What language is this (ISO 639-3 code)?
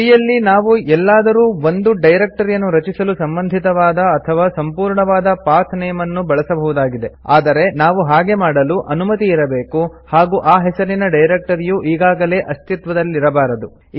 kan